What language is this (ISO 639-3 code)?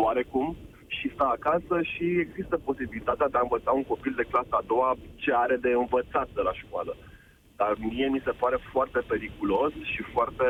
ron